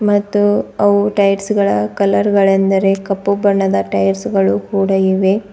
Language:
Kannada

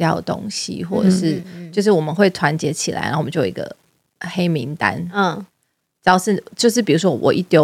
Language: Chinese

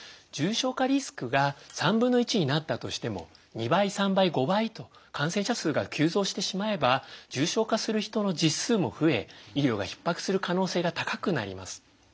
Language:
Japanese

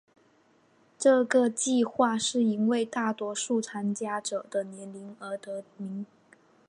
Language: Chinese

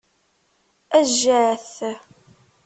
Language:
Kabyle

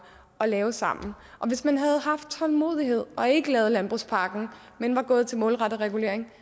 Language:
Danish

